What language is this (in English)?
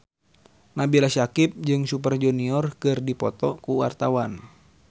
Sundanese